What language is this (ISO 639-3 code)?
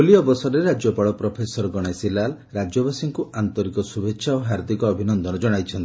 ori